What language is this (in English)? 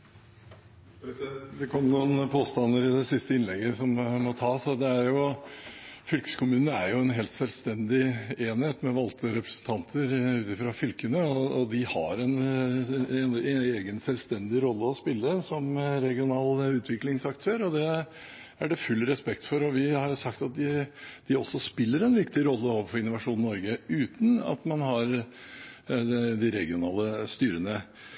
Norwegian Bokmål